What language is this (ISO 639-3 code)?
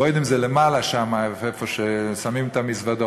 heb